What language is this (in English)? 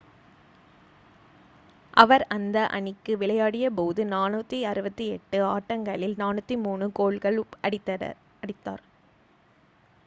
Tamil